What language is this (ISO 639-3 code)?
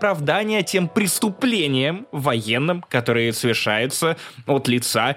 rus